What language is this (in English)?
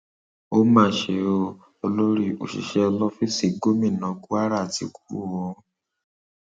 Yoruba